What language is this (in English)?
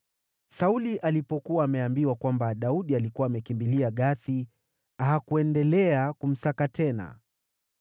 Swahili